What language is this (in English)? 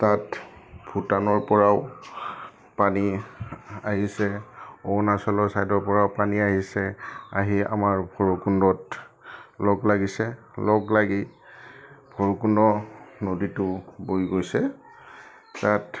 Assamese